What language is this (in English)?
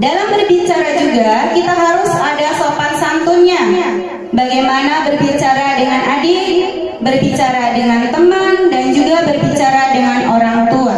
Indonesian